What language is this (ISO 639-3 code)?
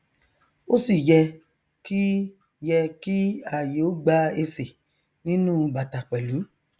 yor